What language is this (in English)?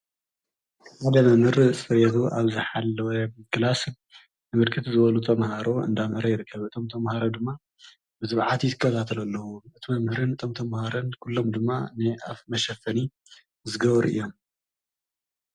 Tigrinya